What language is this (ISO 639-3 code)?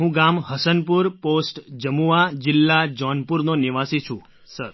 guj